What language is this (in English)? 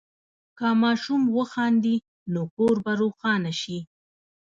Pashto